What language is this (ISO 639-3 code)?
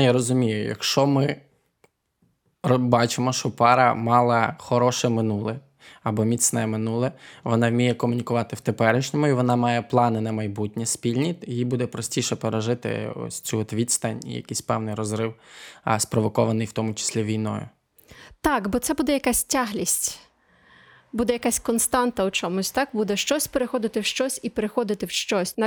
ukr